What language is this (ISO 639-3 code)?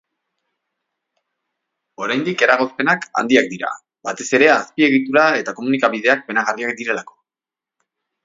eus